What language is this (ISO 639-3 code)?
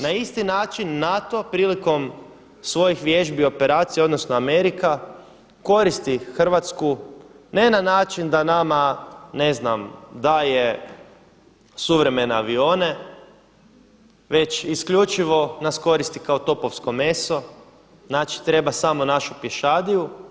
hrv